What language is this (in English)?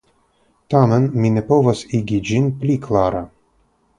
Esperanto